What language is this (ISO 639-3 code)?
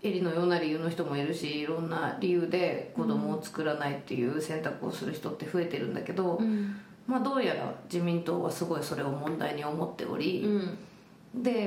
jpn